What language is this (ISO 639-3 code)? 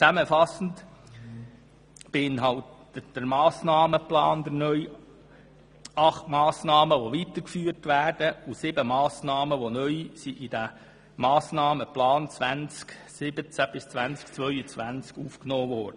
gsw